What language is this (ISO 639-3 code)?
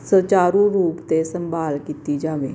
pan